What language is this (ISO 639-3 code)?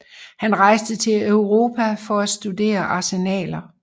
dan